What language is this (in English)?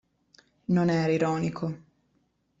Italian